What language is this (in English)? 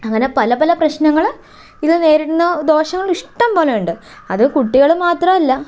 Malayalam